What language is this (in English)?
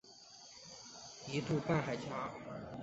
Chinese